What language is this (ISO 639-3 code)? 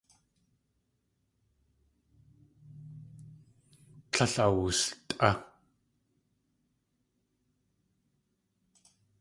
tli